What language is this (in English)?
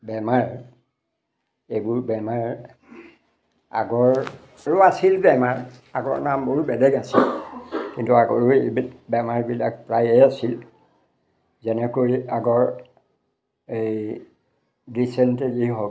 Assamese